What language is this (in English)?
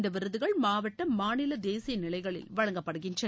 Tamil